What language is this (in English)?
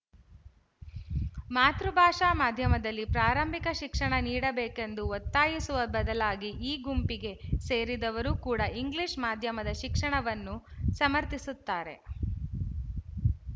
Kannada